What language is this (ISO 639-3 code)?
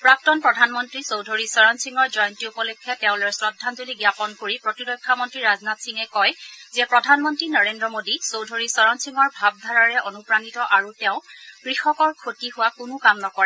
asm